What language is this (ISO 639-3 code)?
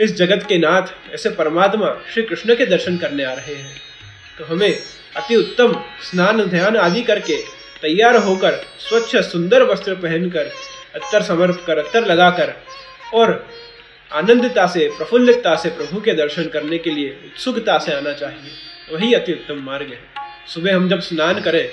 hin